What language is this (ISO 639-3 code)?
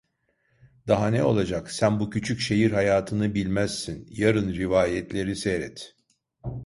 tur